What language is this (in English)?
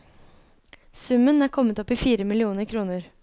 Norwegian